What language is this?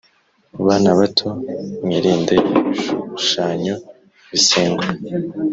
Kinyarwanda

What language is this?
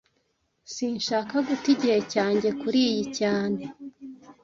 Kinyarwanda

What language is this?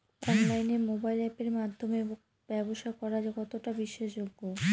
Bangla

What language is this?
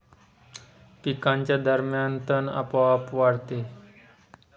Marathi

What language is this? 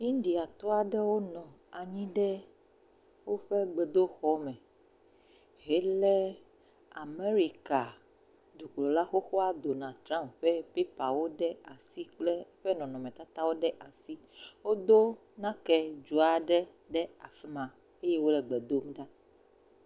Ewe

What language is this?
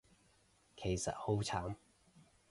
Cantonese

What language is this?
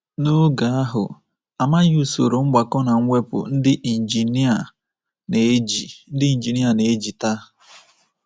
Igbo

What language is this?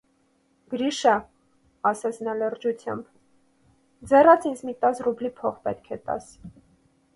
Armenian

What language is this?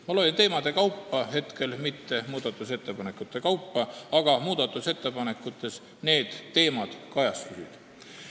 Estonian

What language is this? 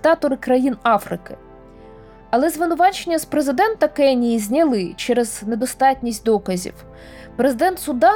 Ukrainian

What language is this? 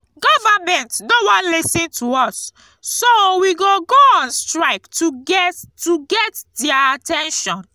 Nigerian Pidgin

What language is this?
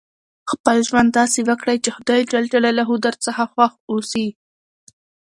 Pashto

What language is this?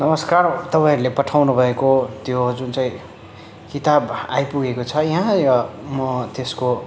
Nepali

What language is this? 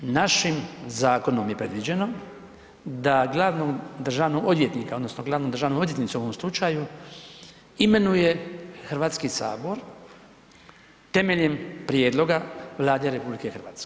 Croatian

